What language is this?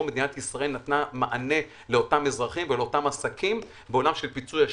Hebrew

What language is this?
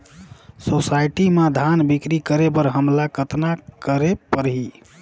Chhattisgarhi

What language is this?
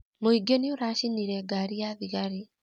Kikuyu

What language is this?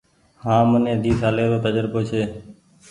Goaria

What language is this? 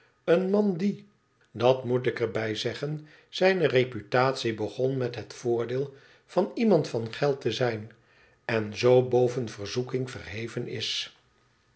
Dutch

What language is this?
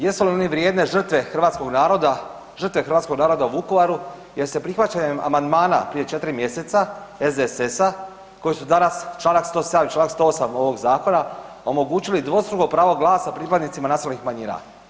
Croatian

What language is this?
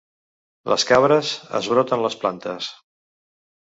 Catalan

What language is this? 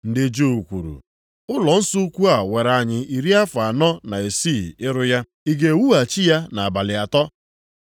Igbo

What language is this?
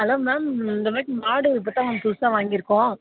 Tamil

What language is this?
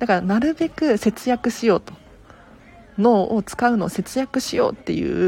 Japanese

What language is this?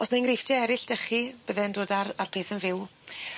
Welsh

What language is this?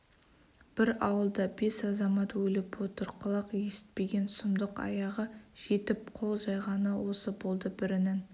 Kazakh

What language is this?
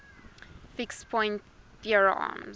English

